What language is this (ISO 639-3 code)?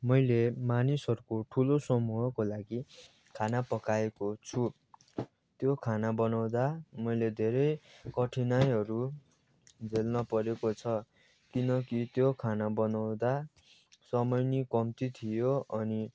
nep